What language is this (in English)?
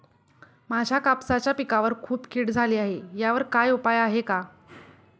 Marathi